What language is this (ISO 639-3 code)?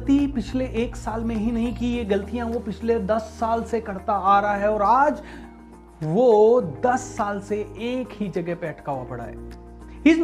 hin